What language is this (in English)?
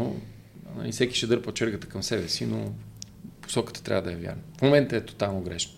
Bulgarian